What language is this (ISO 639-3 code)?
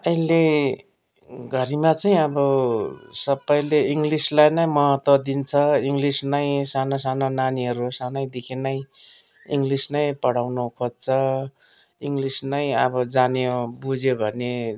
nep